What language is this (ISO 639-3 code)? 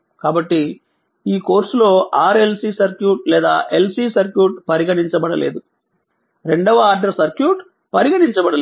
tel